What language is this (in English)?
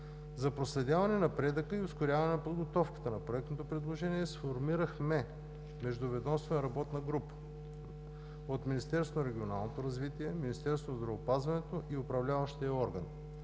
Bulgarian